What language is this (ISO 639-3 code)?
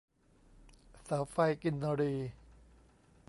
tha